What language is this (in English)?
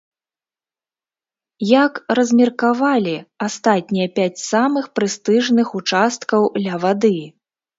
Belarusian